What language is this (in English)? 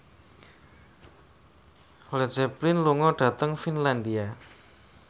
Javanese